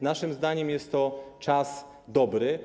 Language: Polish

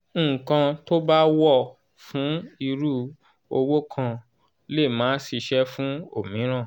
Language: Yoruba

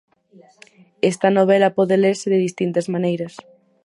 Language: Galician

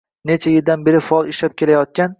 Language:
Uzbek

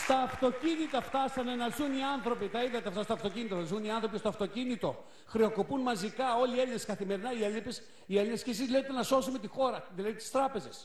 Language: Greek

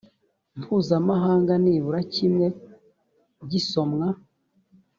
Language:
Kinyarwanda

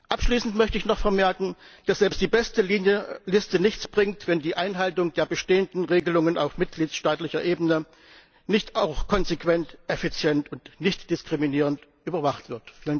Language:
German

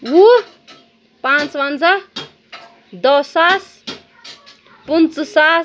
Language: Kashmiri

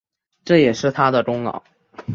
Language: Chinese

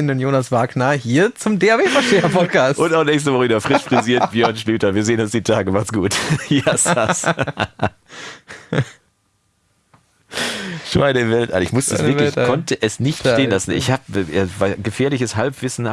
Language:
German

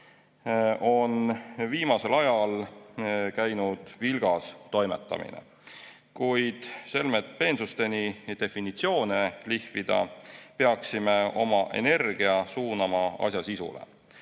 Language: Estonian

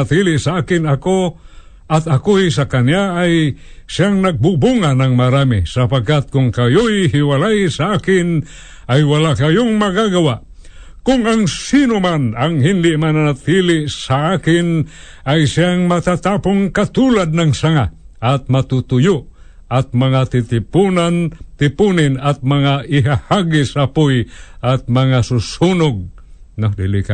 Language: Filipino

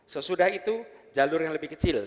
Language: Indonesian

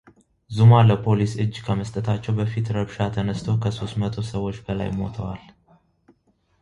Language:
Amharic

